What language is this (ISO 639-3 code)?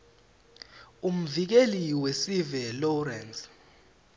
ssw